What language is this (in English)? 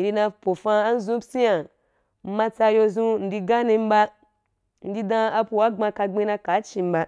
Wapan